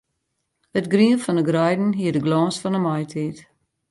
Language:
Western Frisian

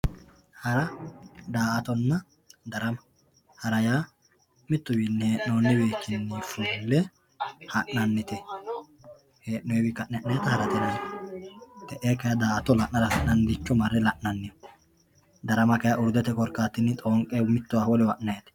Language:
Sidamo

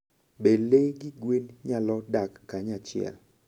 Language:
Luo (Kenya and Tanzania)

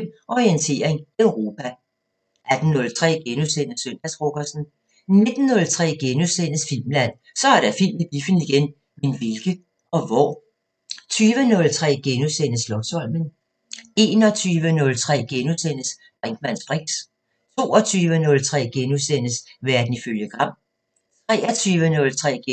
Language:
Danish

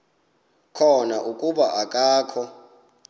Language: Xhosa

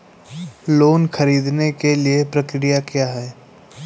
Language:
Hindi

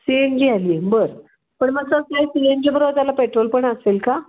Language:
Marathi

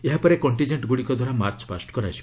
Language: Odia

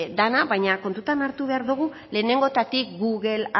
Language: Basque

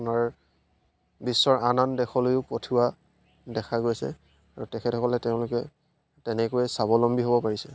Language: Assamese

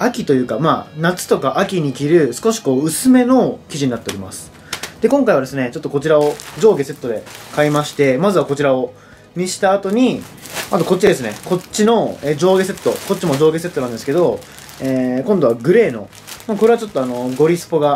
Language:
Japanese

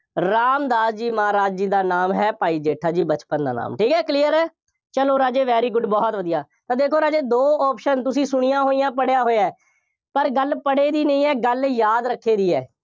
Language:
Punjabi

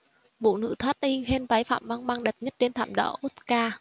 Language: Vietnamese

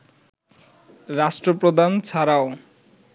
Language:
Bangla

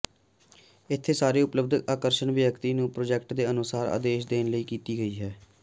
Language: Punjabi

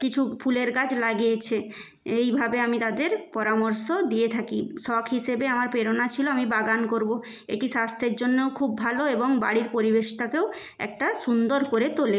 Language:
Bangla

